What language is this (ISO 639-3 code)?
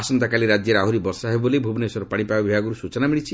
ori